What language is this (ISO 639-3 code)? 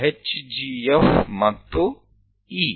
kan